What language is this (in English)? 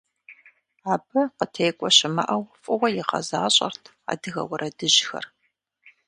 Kabardian